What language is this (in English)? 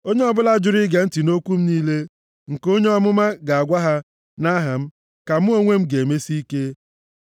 Igbo